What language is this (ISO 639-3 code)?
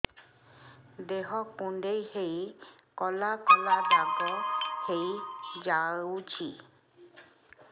ori